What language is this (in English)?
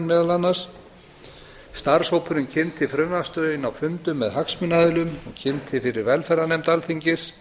Icelandic